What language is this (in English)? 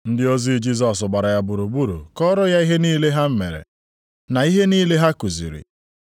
Igbo